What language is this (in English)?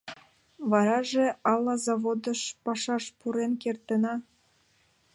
Mari